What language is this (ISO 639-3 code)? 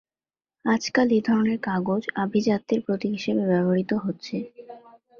ben